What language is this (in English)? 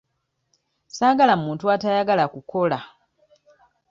Ganda